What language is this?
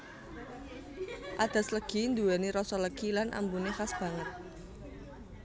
Javanese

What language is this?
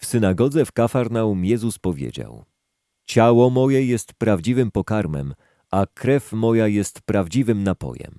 Polish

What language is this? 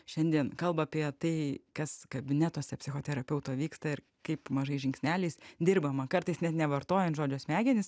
Lithuanian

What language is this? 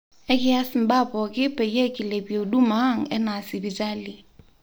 Masai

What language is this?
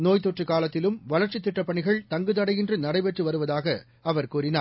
Tamil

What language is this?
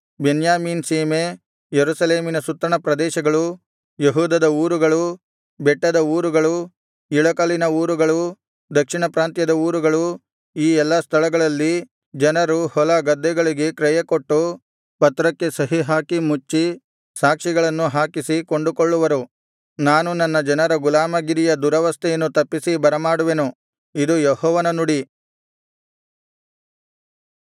Kannada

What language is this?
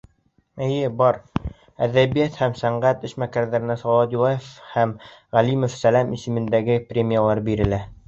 Bashkir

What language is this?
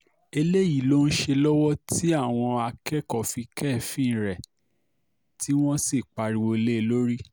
Yoruba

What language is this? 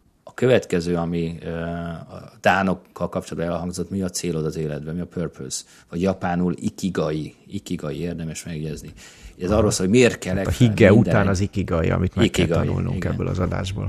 Hungarian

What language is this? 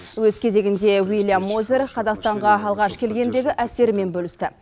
Kazakh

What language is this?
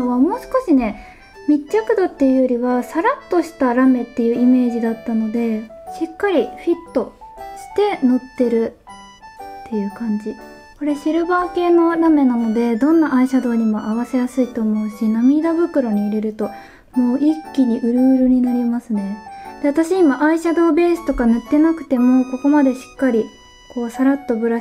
Japanese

